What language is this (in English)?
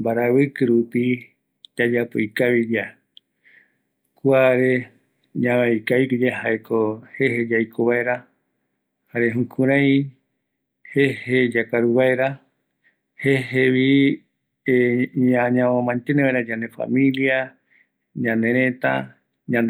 Eastern Bolivian Guaraní